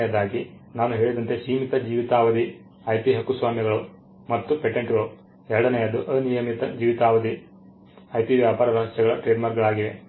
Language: Kannada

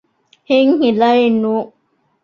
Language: Divehi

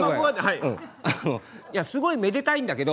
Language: Japanese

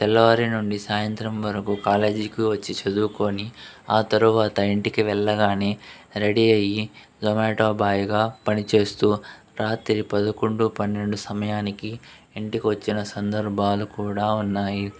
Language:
Telugu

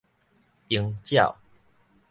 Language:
Min Nan Chinese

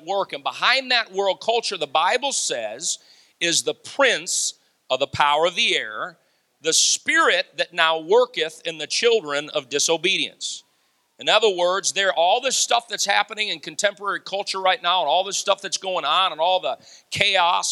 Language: English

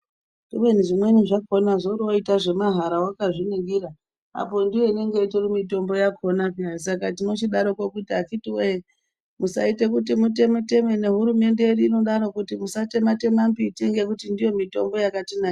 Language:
Ndau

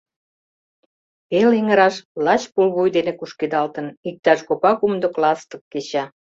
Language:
Mari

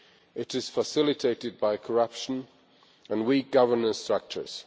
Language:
English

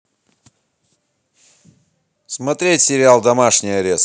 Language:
Russian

